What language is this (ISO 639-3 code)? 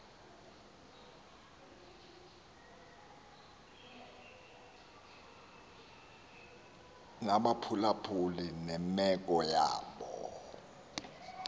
xho